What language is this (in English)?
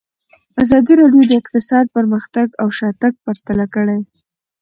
Pashto